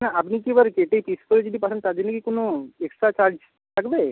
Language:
Bangla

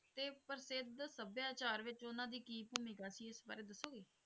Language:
Punjabi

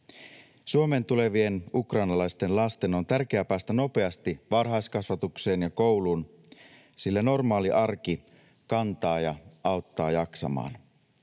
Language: Finnish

